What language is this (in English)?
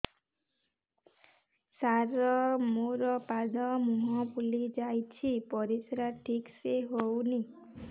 Odia